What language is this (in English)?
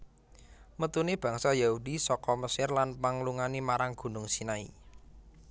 Javanese